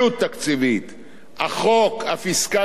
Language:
Hebrew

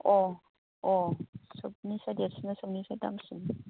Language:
Bodo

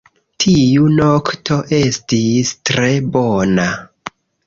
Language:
Esperanto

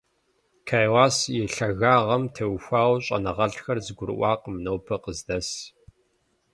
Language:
Kabardian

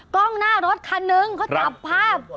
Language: Thai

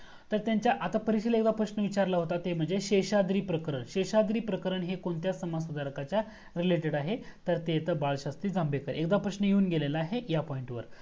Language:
Marathi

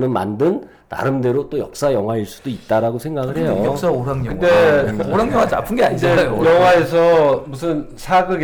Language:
Korean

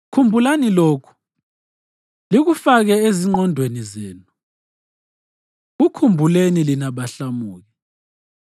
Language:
North Ndebele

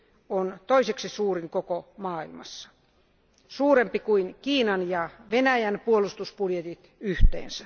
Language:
Finnish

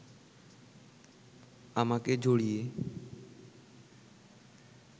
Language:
Bangla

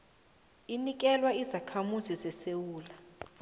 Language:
South Ndebele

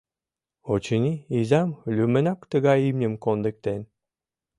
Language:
Mari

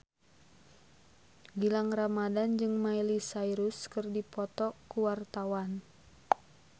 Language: Sundanese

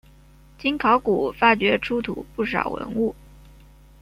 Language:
Chinese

